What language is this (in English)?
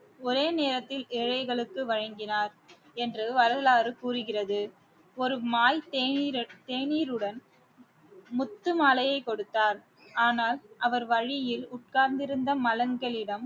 Tamil